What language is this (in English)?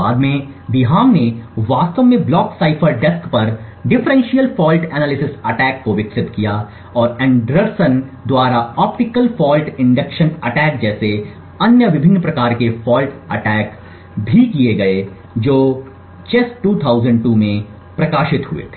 Hindi